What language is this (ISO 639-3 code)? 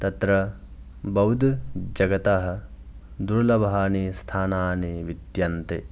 san